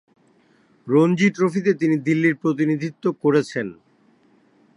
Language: Bangla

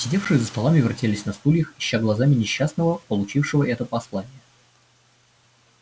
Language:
Russian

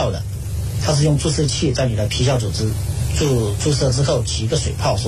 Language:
Chinese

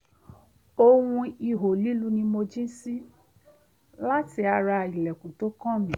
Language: Yoruba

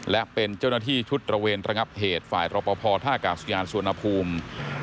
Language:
Thai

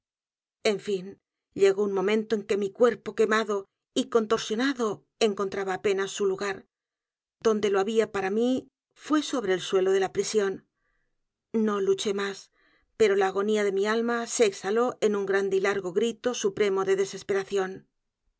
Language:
Spanish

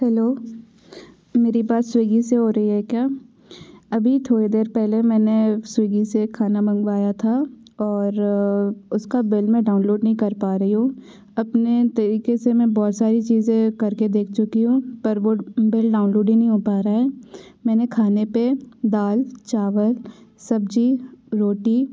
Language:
Hindi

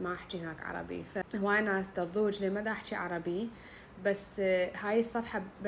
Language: Arabic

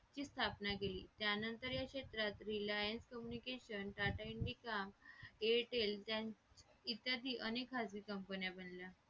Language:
Marathi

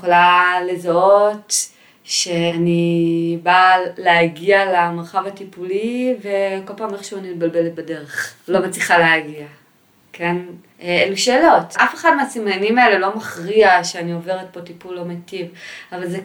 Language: Hebrew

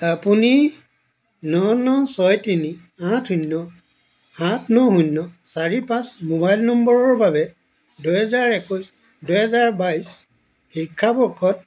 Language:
Assamese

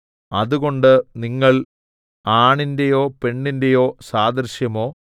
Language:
Malayalam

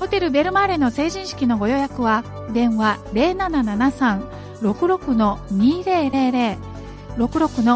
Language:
Japanese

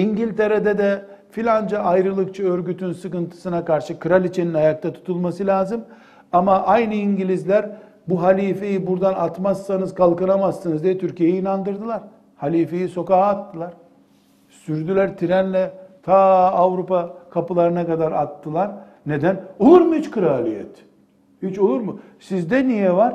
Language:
Turkish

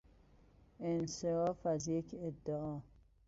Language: Persian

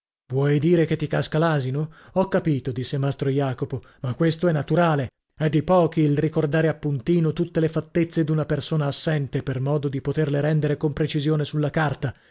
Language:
Italian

